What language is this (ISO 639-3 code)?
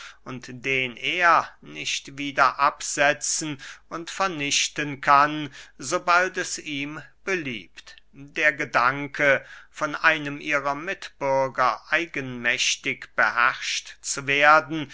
deu